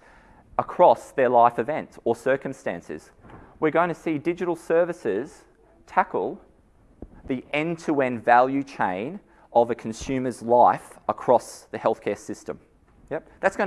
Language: English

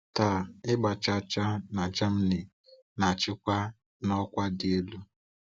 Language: Igbo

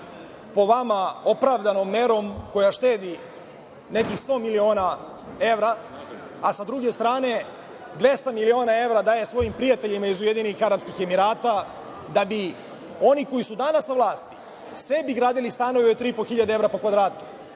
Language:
Serbian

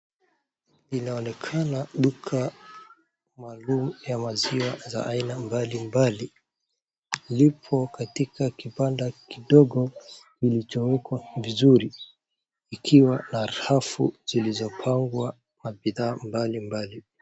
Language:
Swahili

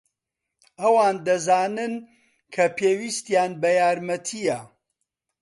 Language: Central Kurdish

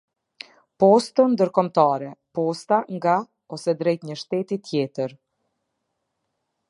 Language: Albanian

